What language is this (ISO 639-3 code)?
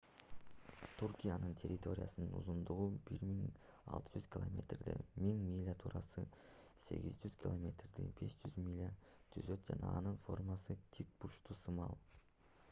kir